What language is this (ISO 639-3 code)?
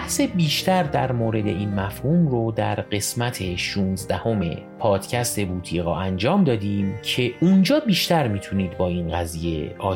fas